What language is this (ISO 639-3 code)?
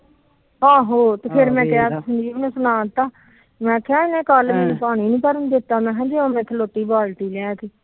pan